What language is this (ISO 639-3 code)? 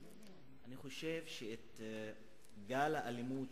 heb